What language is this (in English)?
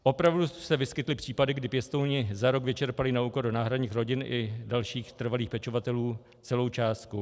Czech